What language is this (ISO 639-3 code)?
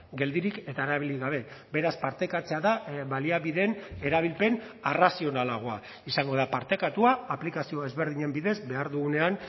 eus